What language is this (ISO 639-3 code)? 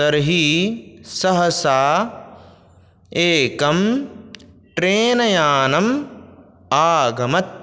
san